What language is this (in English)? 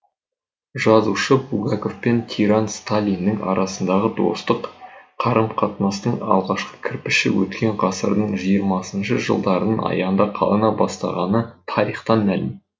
Kazakh